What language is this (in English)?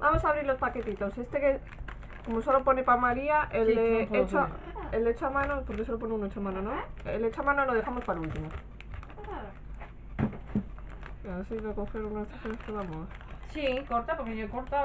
Spanish